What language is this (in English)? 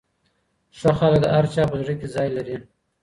Pashto